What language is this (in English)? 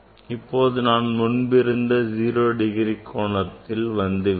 Tamil